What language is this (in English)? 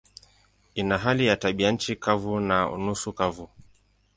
Swahili